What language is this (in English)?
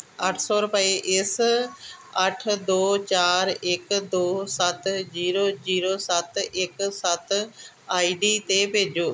Punjabi